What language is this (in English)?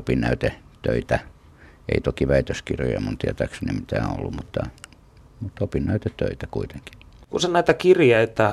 Finnish